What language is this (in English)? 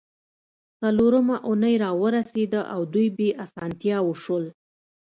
Pashto